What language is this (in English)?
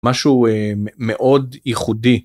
Hebrew